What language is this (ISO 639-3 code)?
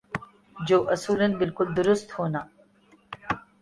urd